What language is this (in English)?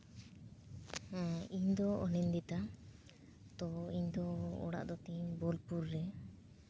Santali